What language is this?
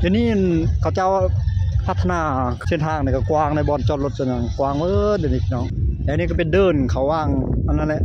Thai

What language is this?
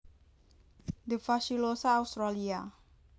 Javanese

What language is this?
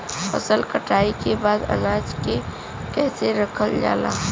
Bhojpuri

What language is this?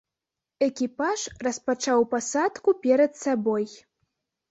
Belarusian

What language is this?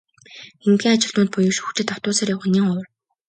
Mongolian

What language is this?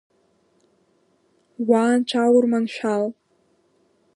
Abkhazian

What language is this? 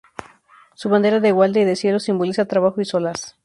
Spanish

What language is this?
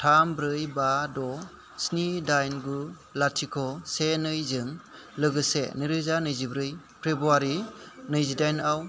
Bodo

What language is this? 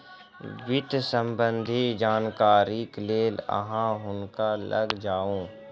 Maithili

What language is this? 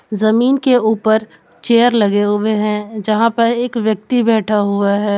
Hindi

